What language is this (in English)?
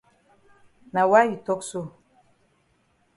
Cameroon Pidgin